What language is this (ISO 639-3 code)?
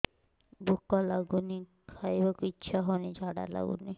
ori